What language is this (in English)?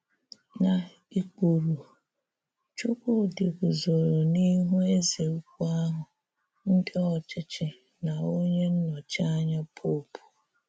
Igbo